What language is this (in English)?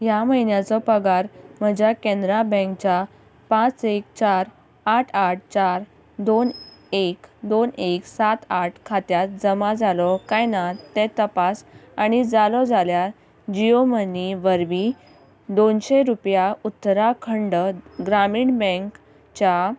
Konkani